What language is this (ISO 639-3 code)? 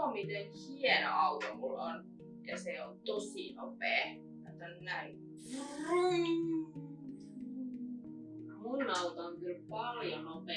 fin